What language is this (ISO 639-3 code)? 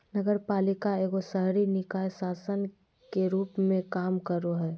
mag